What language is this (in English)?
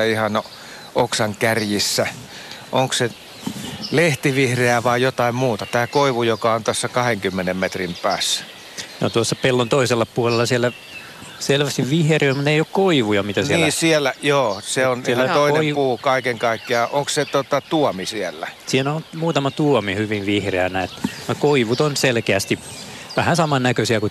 Finnish